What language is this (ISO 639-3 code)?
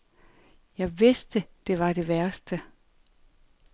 dan